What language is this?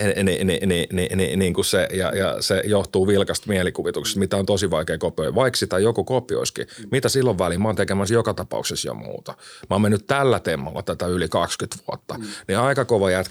Finnish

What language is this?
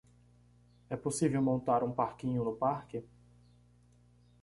Portuguese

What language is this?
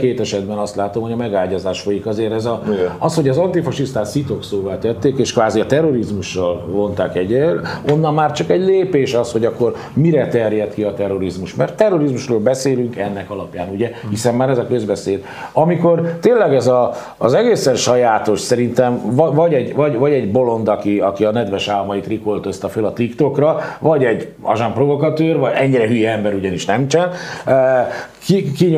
Hungarian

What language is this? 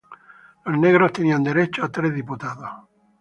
Spanish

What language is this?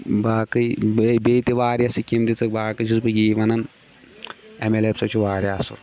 Kashmiri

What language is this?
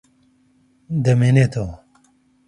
Central Kurdish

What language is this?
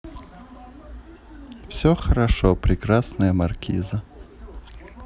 Russian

